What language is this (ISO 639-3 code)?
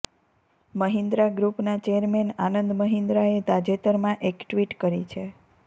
guj